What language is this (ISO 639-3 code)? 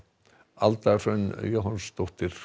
isl